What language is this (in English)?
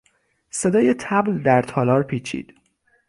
Persian